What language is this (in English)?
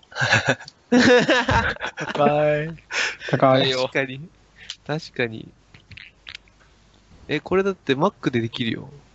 Japanese